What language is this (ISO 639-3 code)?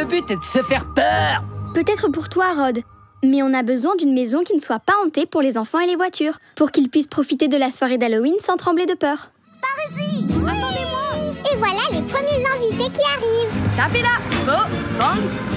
fra